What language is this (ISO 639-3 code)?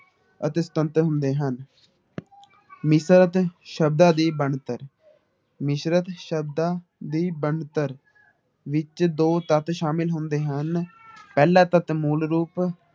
pan